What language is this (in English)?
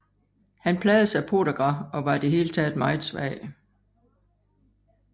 Danish